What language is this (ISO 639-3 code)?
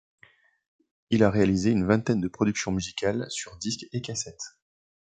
fra